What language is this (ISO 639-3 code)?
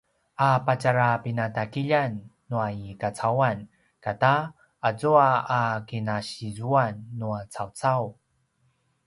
pwn